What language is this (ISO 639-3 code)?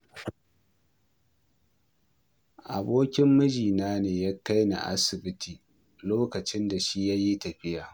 hau